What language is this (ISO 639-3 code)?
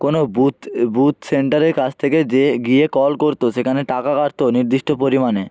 ben